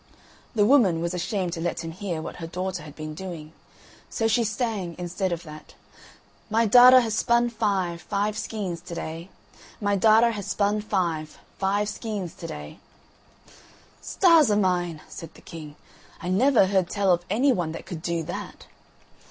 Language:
English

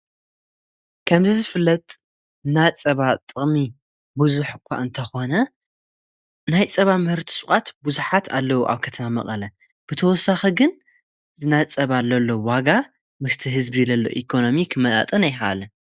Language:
Tigrinya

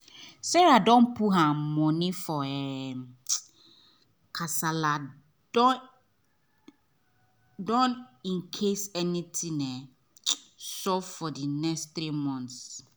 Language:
Nigerian Pidgin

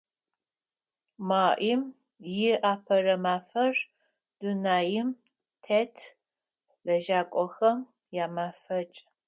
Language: Adyghe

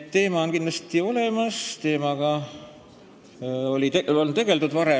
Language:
Estonian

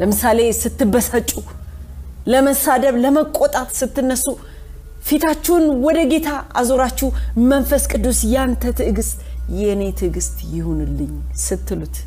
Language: Amharic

